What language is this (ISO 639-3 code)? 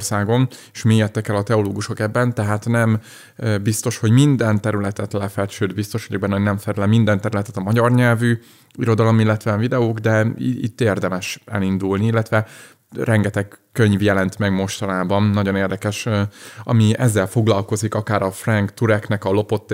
hun